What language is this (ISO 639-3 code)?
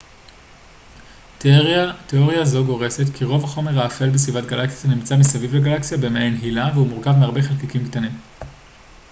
heb